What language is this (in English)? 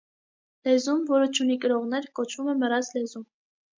Armenian